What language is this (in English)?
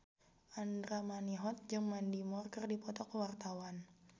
Sundanese